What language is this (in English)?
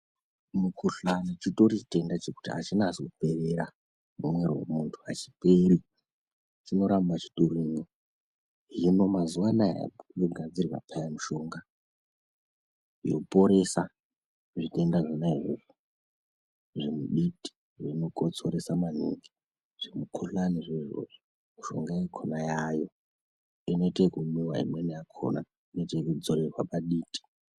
Ndau